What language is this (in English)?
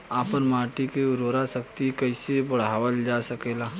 Bhojpuri